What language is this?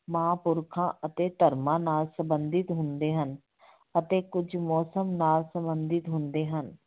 Punjabi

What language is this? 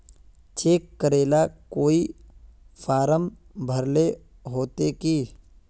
Magahi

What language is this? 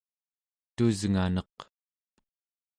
Central Yupik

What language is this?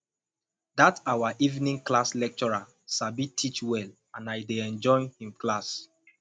Nigerian Pidgin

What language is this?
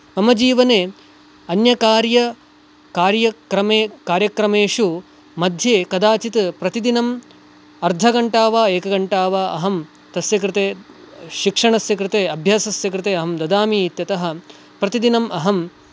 Sanskrit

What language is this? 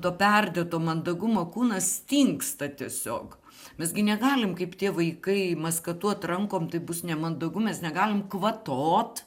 Lithuanian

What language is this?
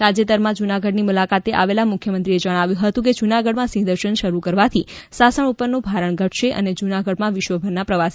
Gujarati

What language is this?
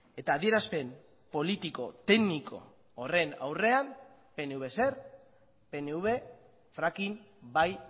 Basque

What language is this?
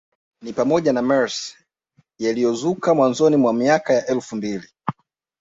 Swahili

